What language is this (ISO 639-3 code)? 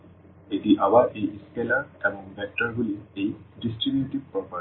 ben